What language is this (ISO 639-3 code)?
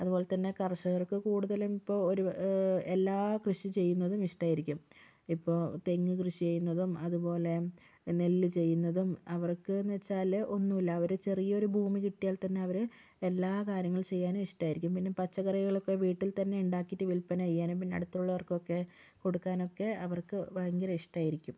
mal